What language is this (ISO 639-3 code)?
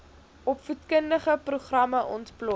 afr